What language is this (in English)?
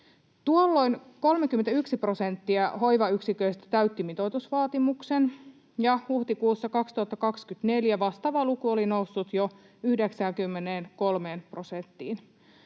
Finnish